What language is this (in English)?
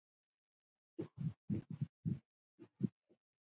Icelandic